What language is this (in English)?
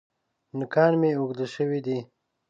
Pashto